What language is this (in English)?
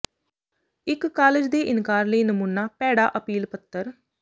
Punjabi